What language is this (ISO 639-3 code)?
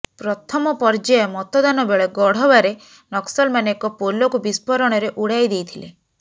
ori